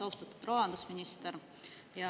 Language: Estonian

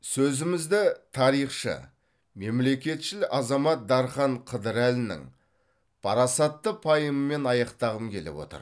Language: Kazakh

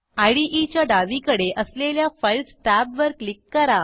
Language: Marathi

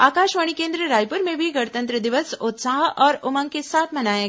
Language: Hindi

